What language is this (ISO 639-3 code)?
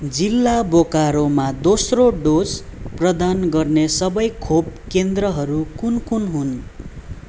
nep